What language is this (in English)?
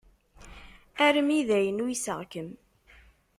Kabyle